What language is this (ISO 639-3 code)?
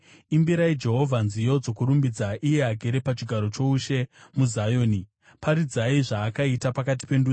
sna